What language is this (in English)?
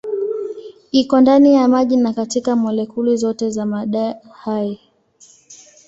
Swahili